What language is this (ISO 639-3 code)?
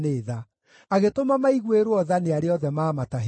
kik